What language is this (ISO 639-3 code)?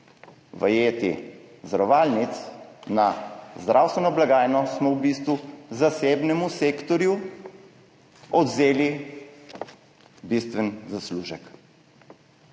slv